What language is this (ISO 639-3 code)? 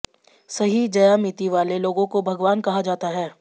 hin